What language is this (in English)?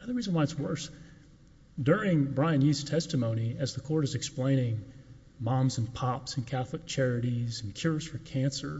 English